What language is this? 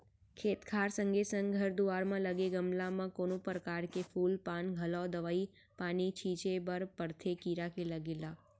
Chhattisgarhi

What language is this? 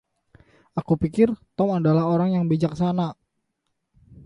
Indonesian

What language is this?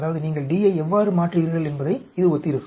Tamil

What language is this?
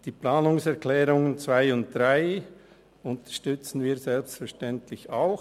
Swiss German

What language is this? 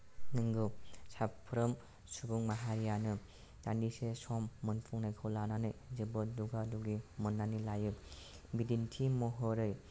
Bodo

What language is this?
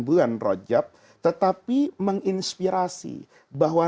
Indonesian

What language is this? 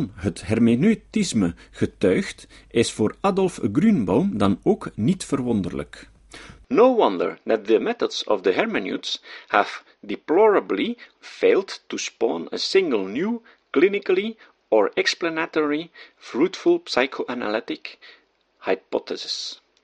Dutch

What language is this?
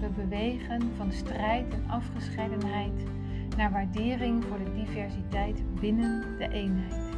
Dutch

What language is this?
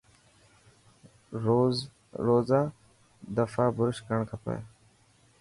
Dhatki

